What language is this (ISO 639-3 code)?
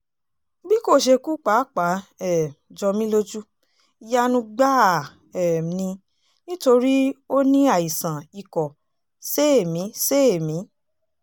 yor